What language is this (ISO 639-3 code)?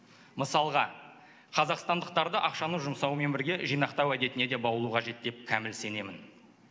kaz